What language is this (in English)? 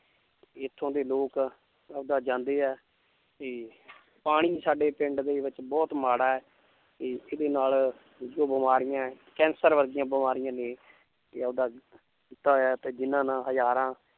Punjabi